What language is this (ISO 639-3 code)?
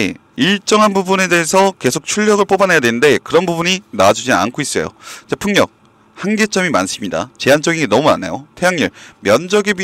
kor